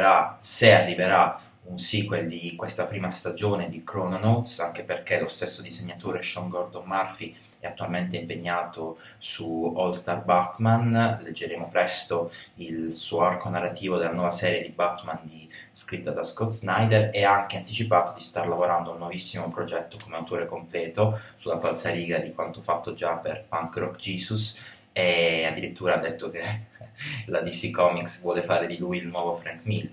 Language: Italian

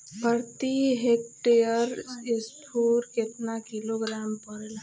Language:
Bhojpuri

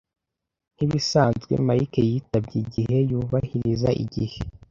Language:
Kinyarwanda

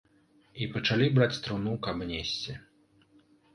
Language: Belarusian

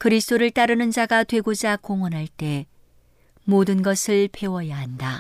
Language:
Korean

